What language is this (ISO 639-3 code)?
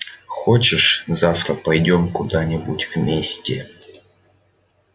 rus